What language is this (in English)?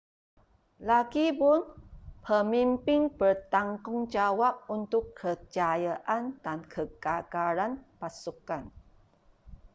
Malay